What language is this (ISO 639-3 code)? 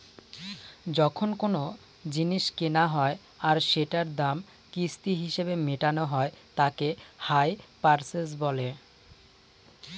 ben